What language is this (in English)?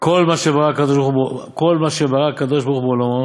Hebrew